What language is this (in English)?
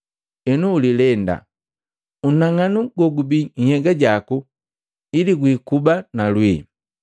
Matengo